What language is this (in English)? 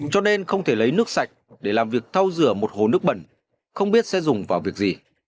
Vietnamese